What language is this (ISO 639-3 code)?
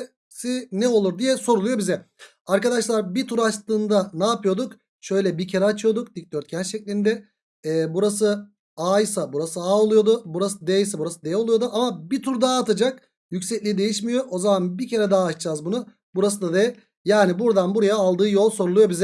tur